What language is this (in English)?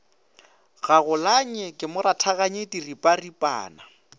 Northern Sotho